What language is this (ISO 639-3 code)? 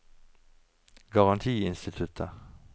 nor